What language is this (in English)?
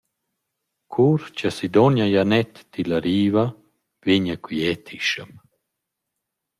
Romansh